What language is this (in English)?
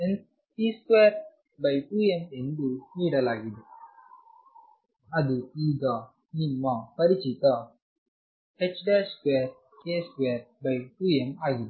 Kannada